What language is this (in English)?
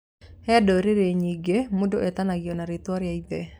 Kikuyu